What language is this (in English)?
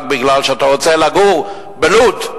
Hebrew